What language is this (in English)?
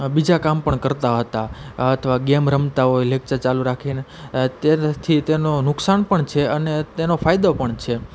Gujarati